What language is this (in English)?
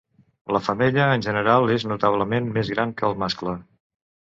Catalan